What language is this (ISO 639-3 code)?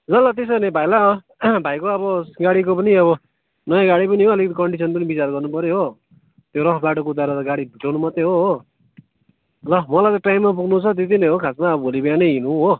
nep